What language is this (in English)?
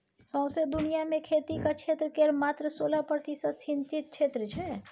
Maithili